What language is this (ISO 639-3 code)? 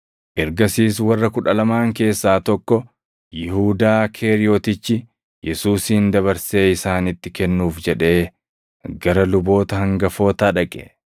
orm